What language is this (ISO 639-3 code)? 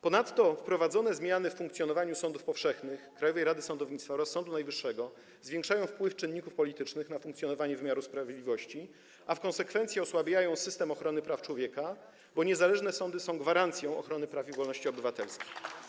pol